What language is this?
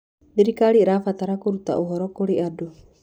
Kikuyu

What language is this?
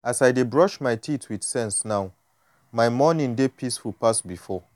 Nigerian Pidgin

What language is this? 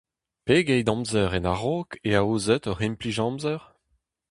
Breton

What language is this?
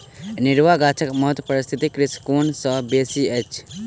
Maithili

